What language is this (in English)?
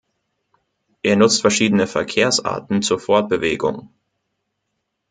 German